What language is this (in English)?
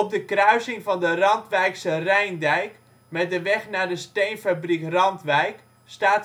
Dutch